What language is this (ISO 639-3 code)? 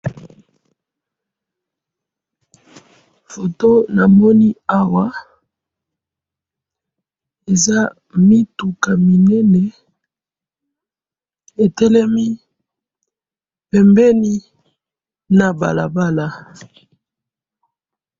lin